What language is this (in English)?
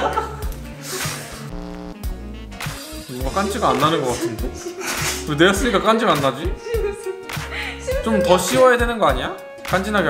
Korean